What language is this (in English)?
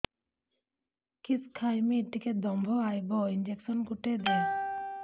Odia